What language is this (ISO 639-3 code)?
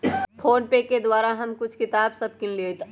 mag